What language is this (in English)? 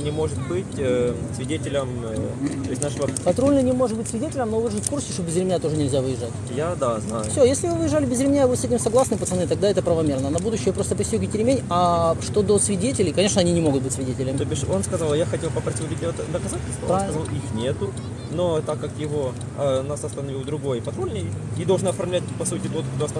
Russian